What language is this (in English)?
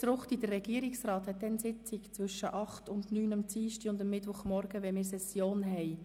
Swiss German